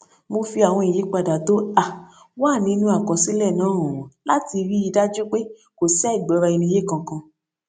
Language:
Yoruba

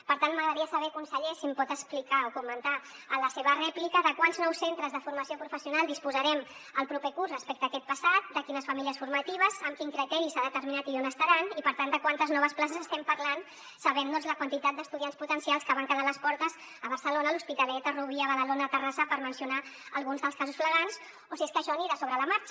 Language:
Catalan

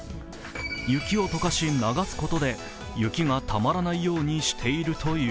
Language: Japanese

